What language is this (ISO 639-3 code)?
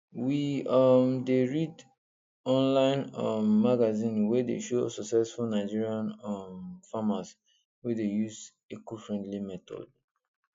pcm